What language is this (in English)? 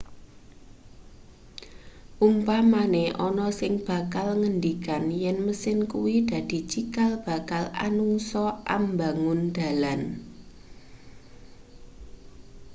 Javanese